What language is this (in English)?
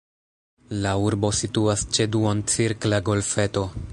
Esperanto